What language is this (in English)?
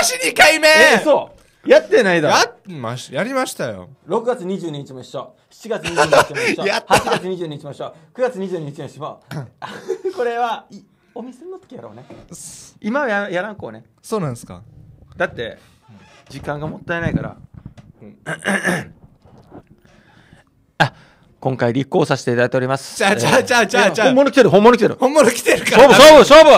Japanese